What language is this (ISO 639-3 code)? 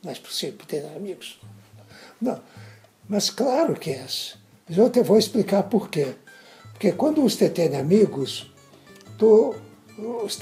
por